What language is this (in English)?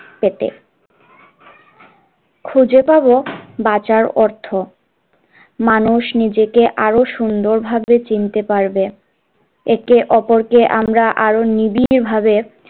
Bangla